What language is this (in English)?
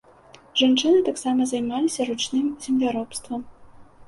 Belarusian